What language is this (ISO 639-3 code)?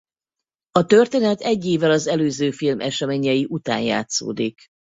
hun